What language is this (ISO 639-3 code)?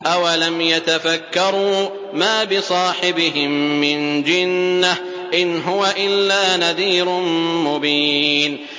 ara